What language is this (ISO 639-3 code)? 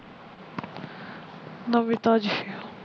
pan